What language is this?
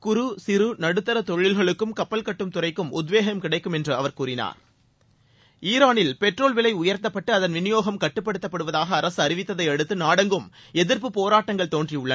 Tamil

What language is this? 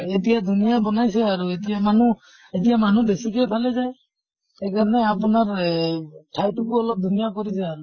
Assamese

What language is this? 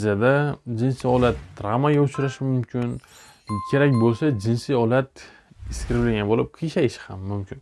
Turkish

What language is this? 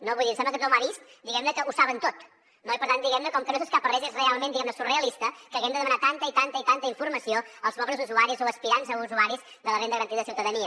Catalan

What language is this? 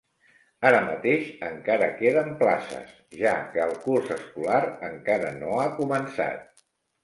Catalan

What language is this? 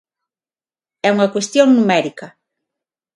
Galician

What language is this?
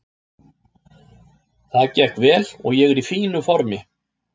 Icelandic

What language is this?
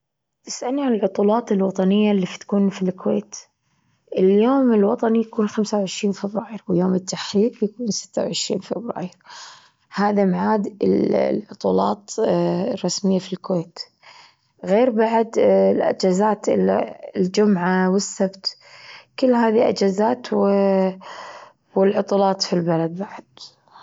Gulf Arabic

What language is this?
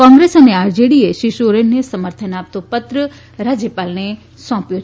Gujarati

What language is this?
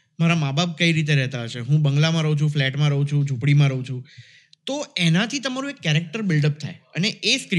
Gujarati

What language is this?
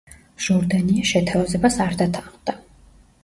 Georgian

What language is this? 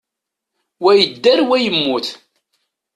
Kabyle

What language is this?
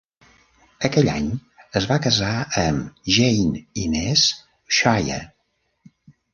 Catalan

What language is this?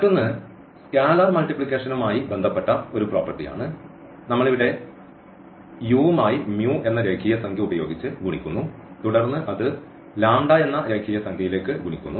Malayalam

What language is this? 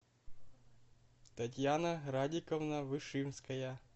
Russian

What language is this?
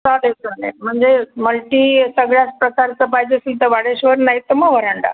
Marathi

